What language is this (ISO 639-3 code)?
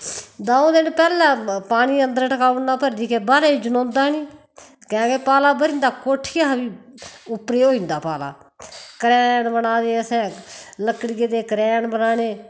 doi